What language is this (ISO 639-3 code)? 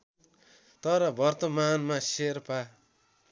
nep